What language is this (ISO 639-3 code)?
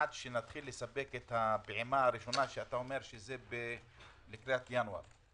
heb